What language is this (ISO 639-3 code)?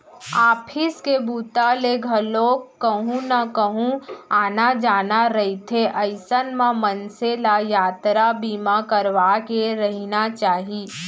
hne